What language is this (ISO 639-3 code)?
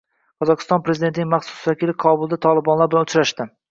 uzb